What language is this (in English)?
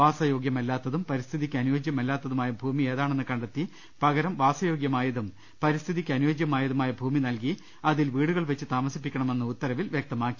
Malayalam